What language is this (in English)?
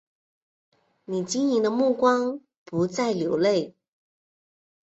Chinese